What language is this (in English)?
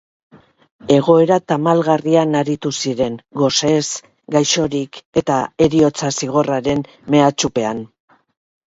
Basque